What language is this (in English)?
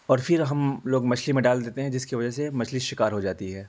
Urdu